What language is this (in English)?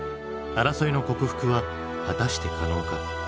Japanese